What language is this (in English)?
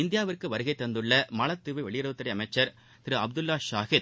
Tamil